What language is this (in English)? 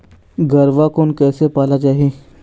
Chhattisgarhi